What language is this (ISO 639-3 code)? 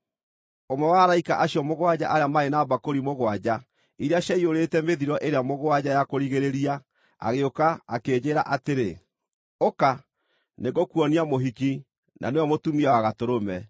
kik